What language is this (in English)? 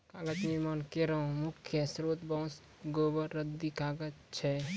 Maithili